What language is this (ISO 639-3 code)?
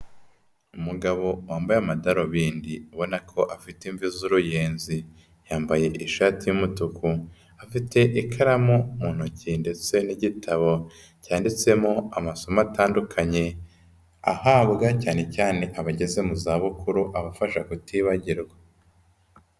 kin